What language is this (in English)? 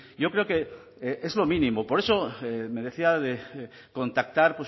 Spanish